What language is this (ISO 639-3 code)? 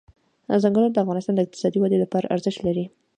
pus